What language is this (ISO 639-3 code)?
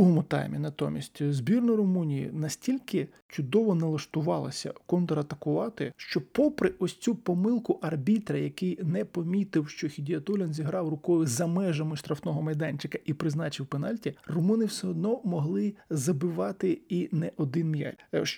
ukr